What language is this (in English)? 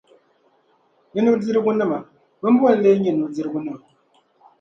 Dagbani